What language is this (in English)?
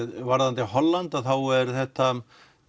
Icelandic